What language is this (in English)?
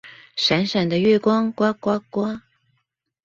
Chinese